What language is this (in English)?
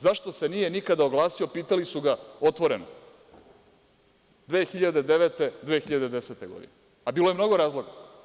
Serbian